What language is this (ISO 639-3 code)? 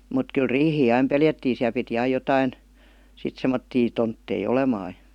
fin